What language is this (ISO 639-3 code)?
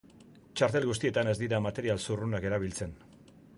eus